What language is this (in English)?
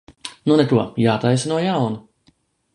Latvian